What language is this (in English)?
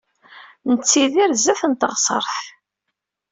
Kabyle